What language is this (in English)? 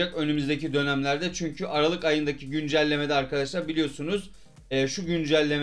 Turkish